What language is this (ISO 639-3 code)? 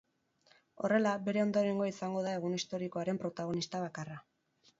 eus